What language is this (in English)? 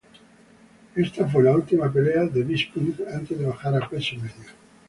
Spanish